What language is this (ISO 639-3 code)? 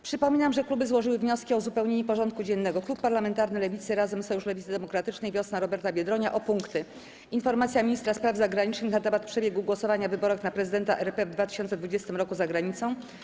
pol